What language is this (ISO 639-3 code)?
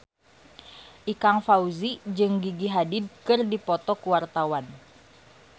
sun